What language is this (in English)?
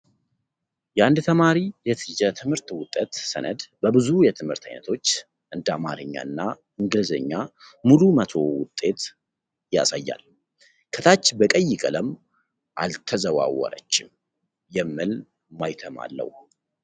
Amharic